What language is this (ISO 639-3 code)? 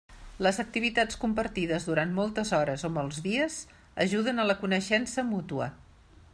cat